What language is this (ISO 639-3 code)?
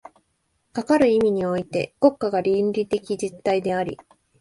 jpn